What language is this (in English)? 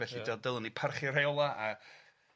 Welsh